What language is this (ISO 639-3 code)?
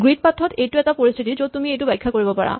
asm